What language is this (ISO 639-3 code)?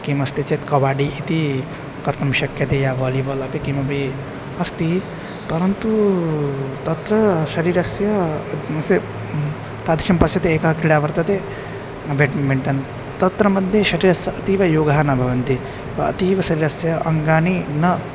san